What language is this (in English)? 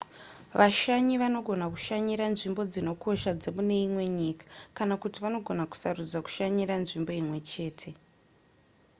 Shona